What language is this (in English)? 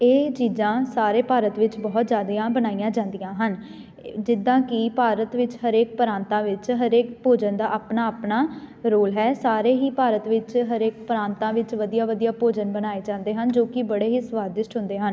Punjabi